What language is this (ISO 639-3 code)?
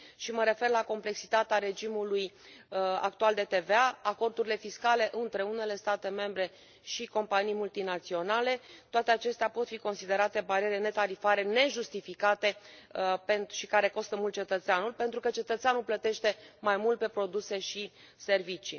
ron